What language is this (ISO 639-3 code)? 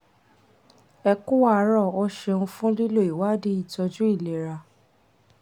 yor